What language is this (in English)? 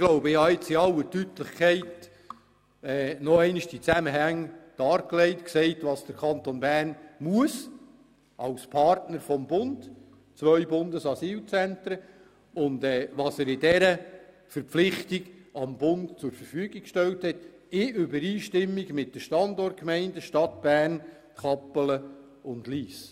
Swiss German